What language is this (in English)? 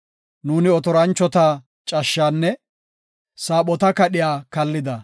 Gofa